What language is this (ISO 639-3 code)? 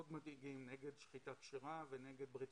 heb